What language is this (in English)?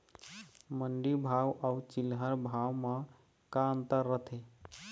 Chhattisgarhi